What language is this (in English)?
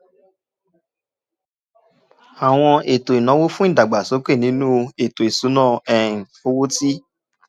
Yoruba